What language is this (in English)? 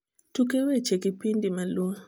Luo (Kenya and Tanzania)